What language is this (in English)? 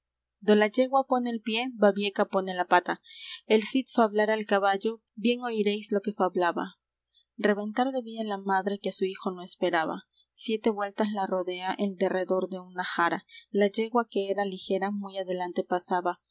Spanish